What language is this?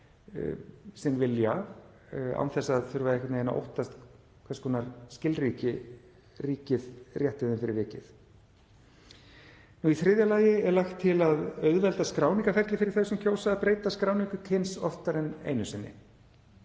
Icelandic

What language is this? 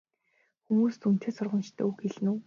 Mongolian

